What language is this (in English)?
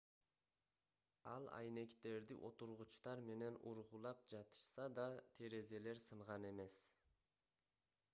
Kyrgyz